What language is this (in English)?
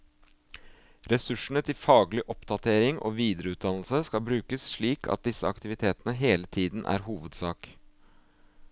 Norwegian